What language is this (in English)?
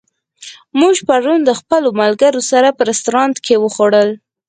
Pashto